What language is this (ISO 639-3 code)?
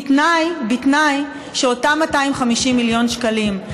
heb